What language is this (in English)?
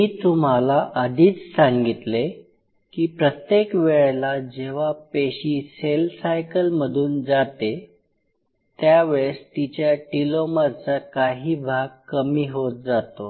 Marathi